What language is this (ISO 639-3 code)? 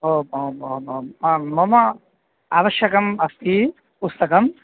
san